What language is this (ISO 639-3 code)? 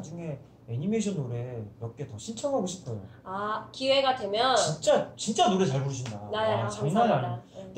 kor